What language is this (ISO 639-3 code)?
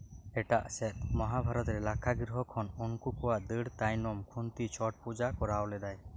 sat